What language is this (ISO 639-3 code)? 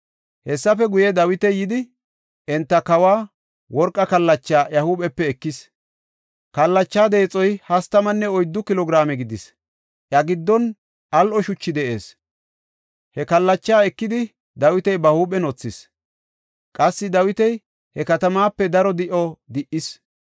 gof